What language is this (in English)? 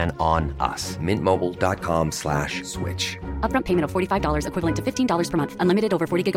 Urdu